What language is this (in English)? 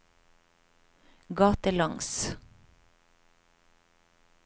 Norwegian